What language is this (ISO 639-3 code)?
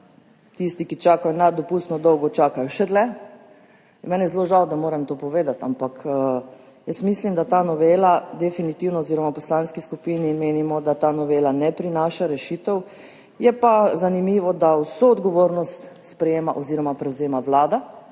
slv